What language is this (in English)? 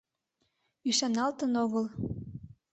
Mari